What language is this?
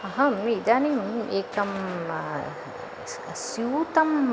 Sanskrit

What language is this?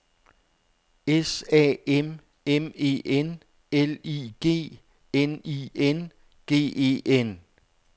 Danish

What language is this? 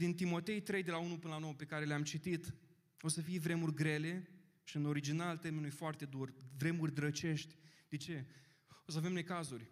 Romanian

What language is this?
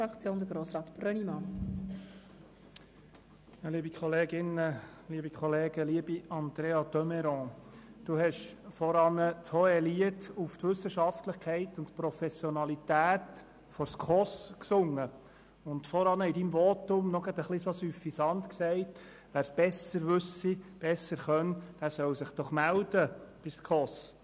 Swiss German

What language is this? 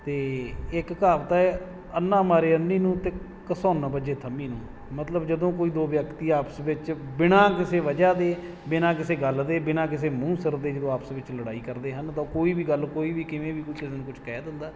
Punjabi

